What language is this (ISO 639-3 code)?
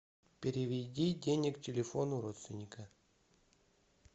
rus